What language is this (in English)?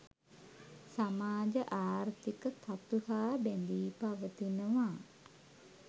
Sinhala